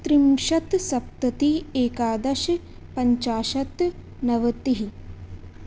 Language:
Sanskrit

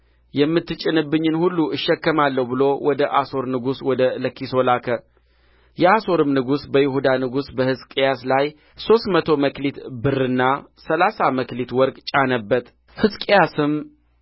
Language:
Amharic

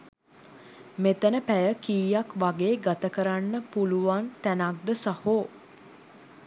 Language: Sinhala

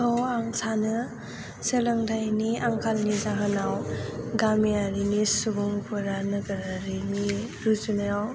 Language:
Bodo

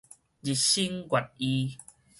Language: Min Nan Chinese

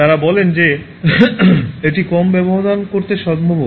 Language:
Bangla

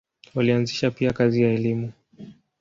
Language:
Swahili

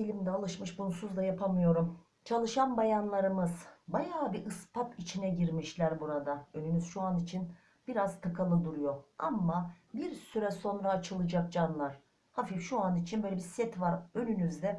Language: Turkish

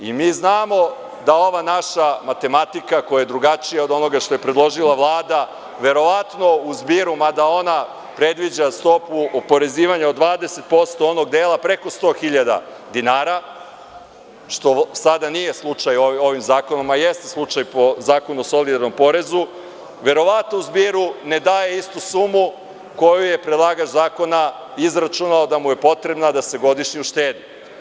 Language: Serbian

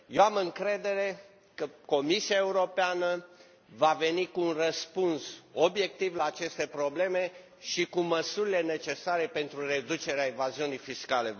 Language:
Romanian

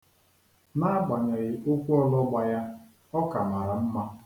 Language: Igbo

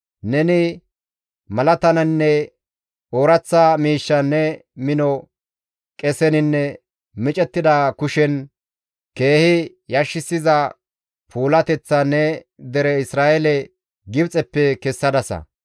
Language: Gamo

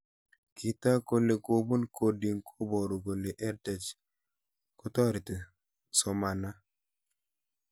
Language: Kalenjin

